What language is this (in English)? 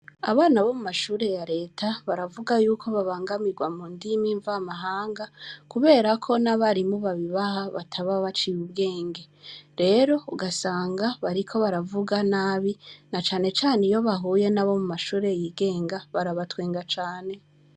Rundi